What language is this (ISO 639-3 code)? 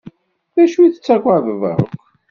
kab